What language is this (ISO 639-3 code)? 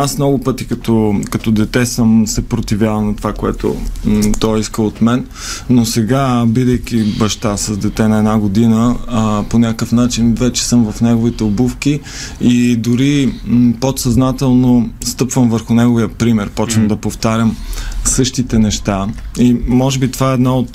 bul